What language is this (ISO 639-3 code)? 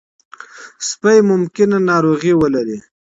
pus